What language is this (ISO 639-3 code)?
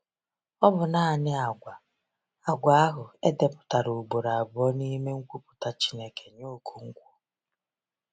ibo